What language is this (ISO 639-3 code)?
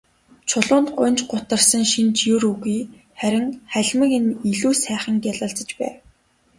mon